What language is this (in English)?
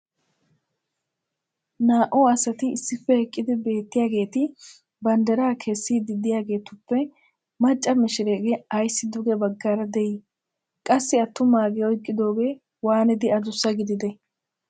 Wolaytta